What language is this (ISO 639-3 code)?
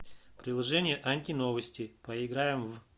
rus